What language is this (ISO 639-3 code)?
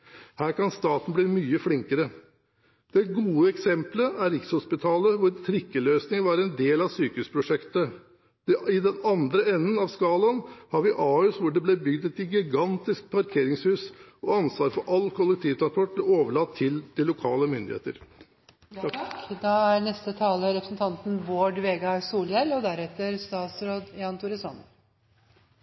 nor